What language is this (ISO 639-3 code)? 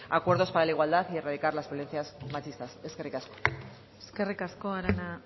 spa